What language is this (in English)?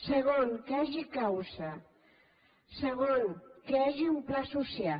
Catalan